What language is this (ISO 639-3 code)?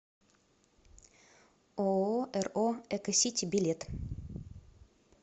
rus